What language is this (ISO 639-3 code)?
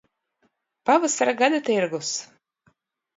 lav